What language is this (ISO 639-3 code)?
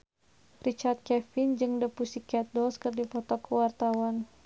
sun